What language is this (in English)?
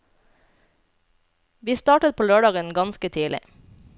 Norwegian